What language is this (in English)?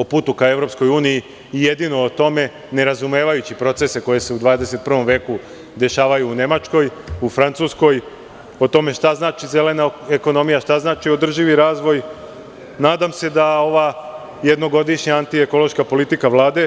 Serbian